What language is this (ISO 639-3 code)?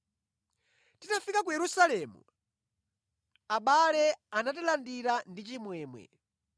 nya